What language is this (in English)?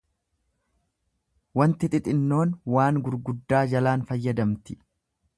Oromo